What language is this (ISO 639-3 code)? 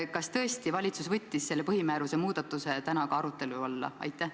est